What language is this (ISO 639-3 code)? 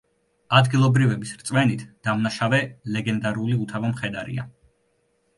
kat